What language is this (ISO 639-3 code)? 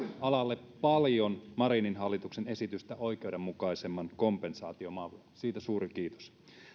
fin